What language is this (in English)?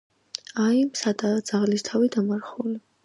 Georgian